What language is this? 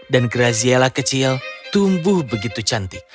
Indonesian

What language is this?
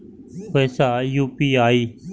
Maithili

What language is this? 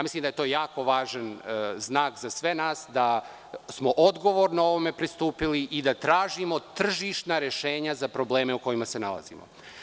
Serbian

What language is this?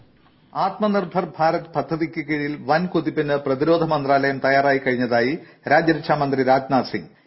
Malayalam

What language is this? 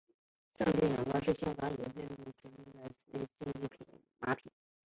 Chinese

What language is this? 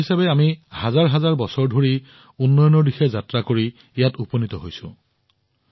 Assamese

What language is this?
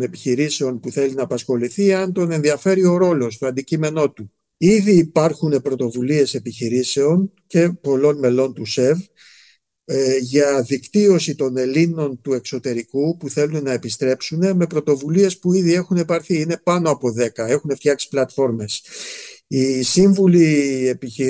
Greek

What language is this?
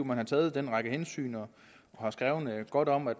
Danish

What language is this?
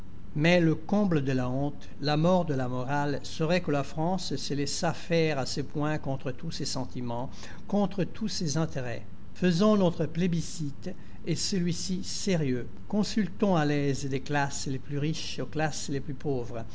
French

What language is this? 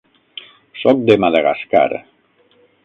Catalan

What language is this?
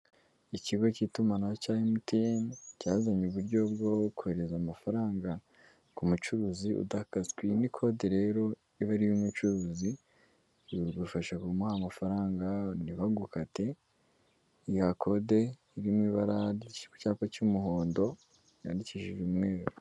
Kinyarwanda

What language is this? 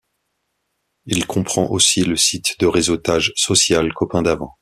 French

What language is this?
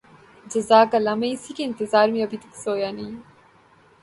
Urdu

